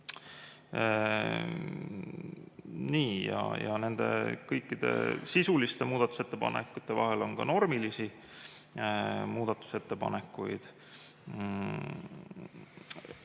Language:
Estonian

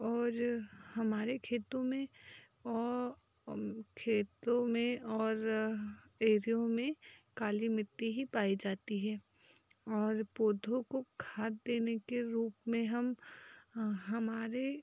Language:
Hindi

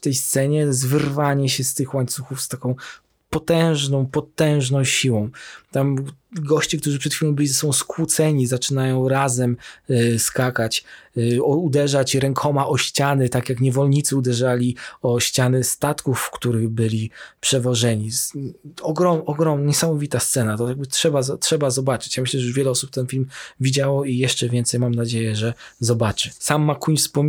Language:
Polish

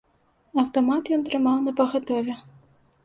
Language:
Belarusian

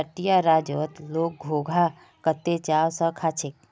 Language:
Magahi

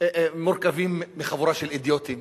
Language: Hebrew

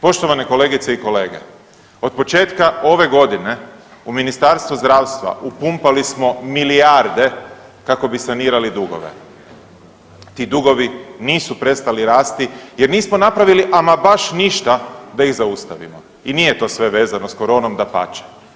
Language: Croatian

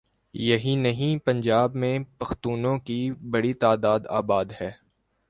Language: Urdu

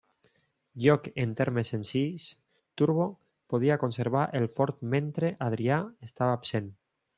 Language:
Catalan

